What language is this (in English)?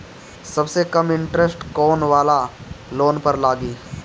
Bhojpuri